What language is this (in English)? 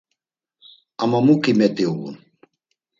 Laz